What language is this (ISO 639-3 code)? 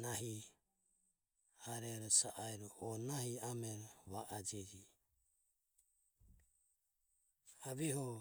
aom